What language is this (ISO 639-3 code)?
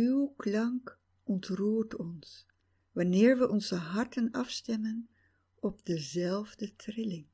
nld